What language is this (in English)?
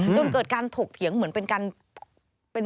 Thai